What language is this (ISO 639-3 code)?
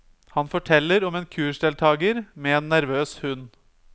nor